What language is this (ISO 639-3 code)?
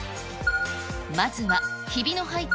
jpn